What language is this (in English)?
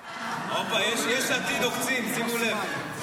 Hebrew